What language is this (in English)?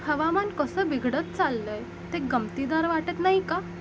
Marathi